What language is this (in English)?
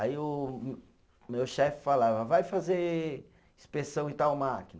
Portuguese